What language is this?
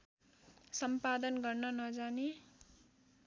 Nepali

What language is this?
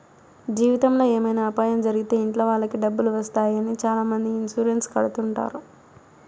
Telugu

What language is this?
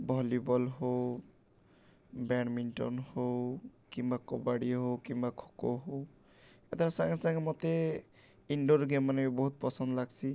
Odia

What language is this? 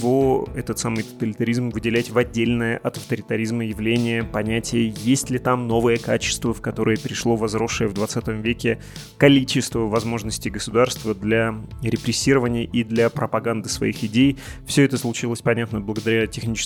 Russian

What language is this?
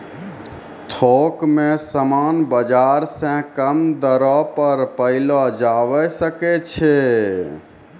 Maithili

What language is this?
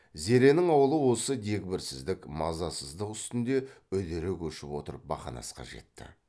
Kazakh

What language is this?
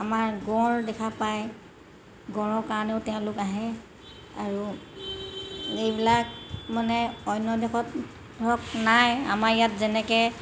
Assamese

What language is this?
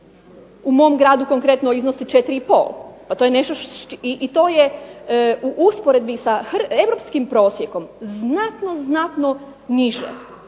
Croatian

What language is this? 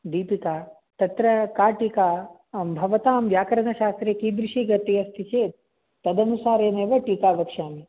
Sanskrit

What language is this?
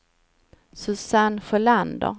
Swedish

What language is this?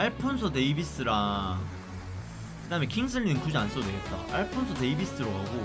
Korean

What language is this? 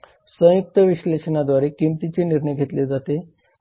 Marathi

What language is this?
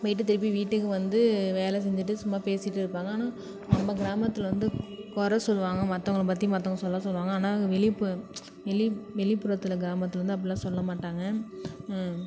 Tamil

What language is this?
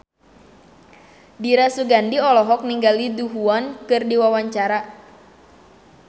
Sundanese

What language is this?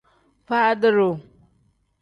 Tem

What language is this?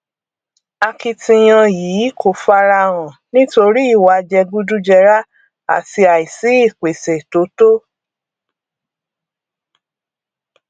Yoruba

